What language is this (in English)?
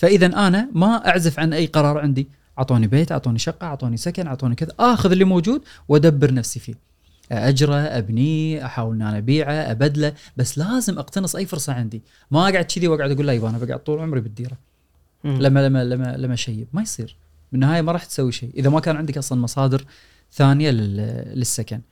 Arabic